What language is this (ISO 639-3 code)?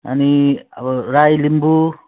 nep